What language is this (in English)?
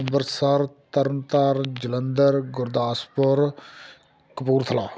Punjabi